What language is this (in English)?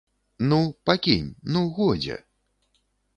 Belarusian